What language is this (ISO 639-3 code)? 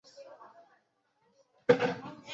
zho